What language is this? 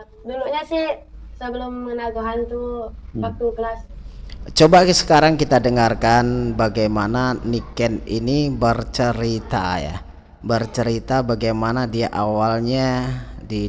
Indonesian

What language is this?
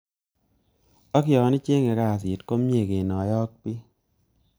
Kalenjin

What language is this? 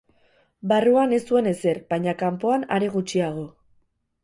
Basque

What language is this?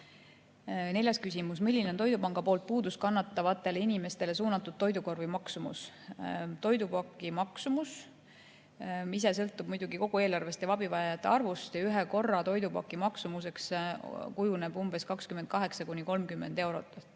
Estonian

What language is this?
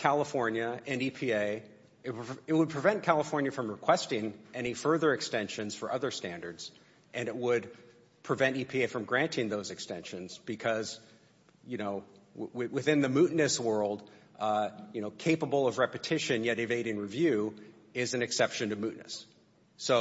English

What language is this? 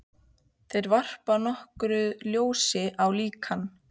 Icelandic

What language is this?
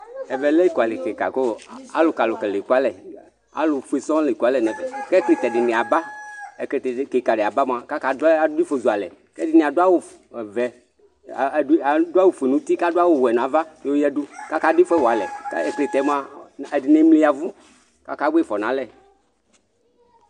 Ikposo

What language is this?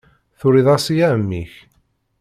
Kabyle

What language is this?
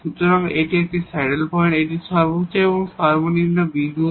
Bangla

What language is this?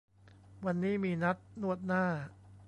Thai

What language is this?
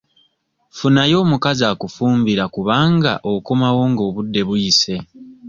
Ganda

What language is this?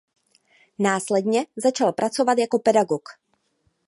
Czech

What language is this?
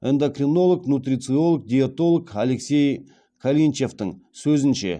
Kazakh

